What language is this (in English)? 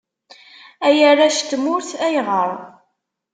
Kabyle